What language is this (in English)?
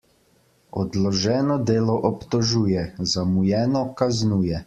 Slovenian